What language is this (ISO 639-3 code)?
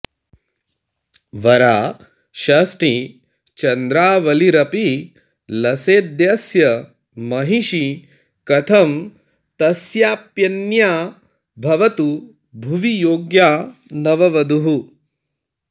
san